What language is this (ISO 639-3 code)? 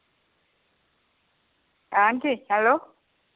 doi